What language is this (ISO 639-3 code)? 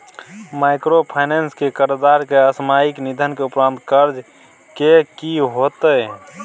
mai